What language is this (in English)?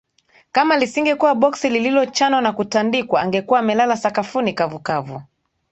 Swahili